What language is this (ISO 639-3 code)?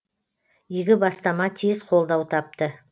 kaz